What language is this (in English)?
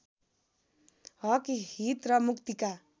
Nepali